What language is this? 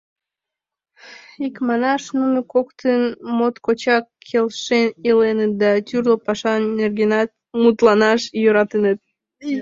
Mari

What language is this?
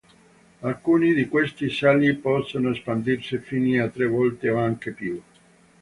Italian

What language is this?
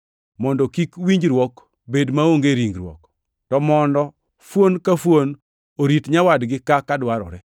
Luo (Kenya and Tanzania)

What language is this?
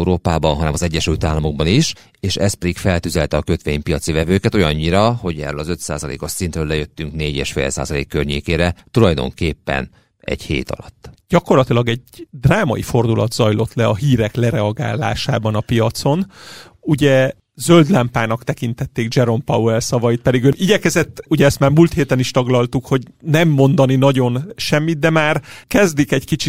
Hungarian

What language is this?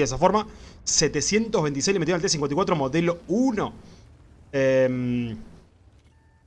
Spanish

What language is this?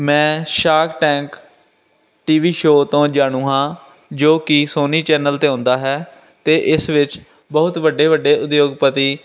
Punjabi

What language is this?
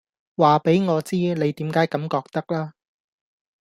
Cantonese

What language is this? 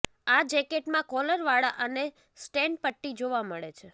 Gujarati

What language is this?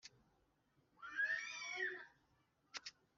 Kinyarwanda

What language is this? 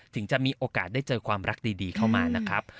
Thai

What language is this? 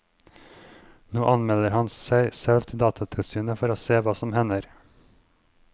Norwegian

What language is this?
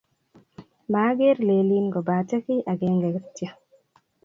Kalenjin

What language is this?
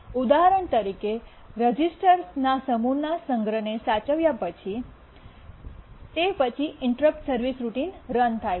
Gujarati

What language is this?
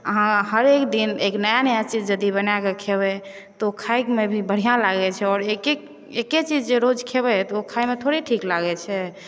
Maithili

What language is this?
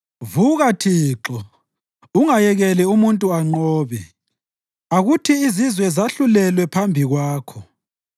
North Ndebele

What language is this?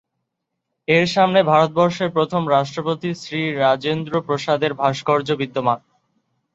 Bangla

